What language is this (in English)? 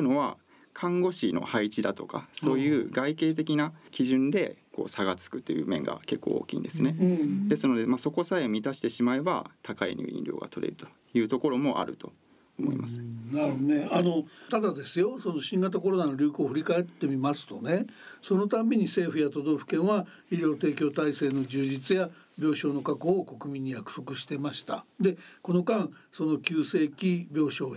Japanese